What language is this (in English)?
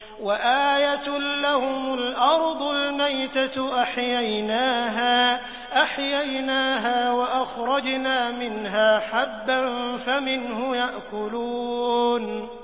Arabic